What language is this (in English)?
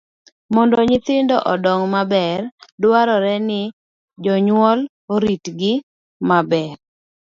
Luo (Kenya and Tanzania)